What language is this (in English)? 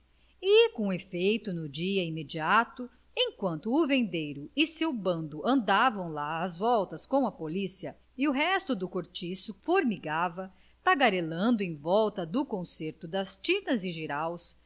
Portuguese